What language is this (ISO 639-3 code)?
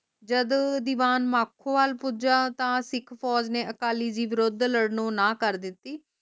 pan